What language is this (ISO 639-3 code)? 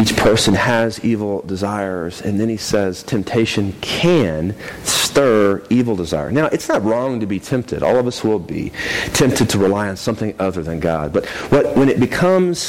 eng